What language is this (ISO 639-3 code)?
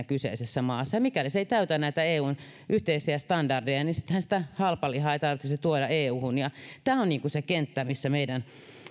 fin